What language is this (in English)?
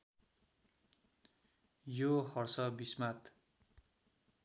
Nepali